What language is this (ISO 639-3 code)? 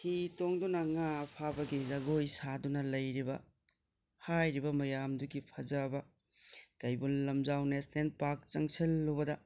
mni